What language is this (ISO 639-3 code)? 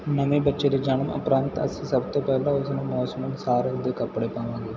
pan